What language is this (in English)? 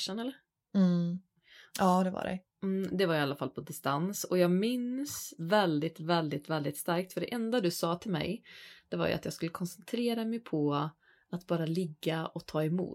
Swedish